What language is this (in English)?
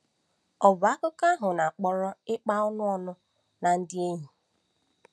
Igbo